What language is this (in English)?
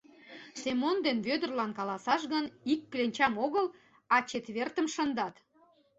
Mari